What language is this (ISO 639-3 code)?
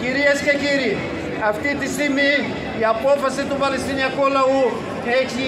ell